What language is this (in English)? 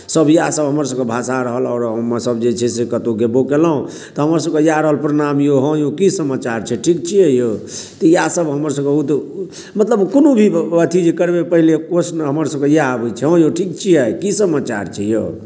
Maithili